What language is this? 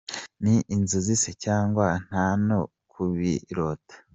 Kinyarwanda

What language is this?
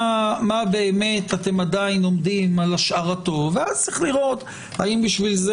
Hebrew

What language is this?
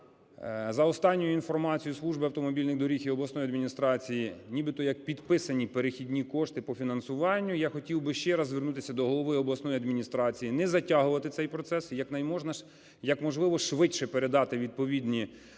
Ukrainian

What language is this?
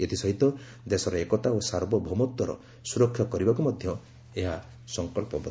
Odia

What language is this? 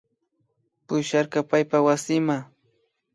Imbabura Highland Quichua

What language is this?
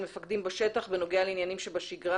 Hebrew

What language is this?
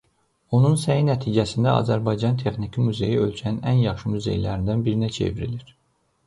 Azerbaijani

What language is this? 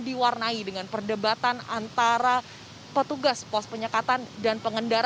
Indonesian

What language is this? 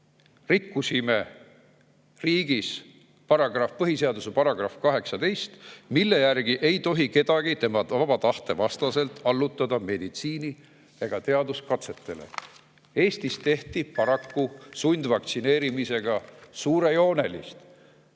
Estonian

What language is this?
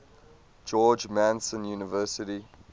English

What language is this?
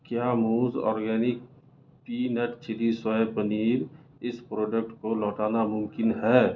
Urdu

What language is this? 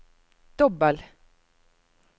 Norwegian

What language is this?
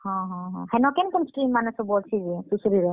Odia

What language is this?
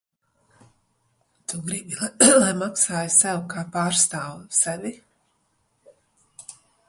Latvian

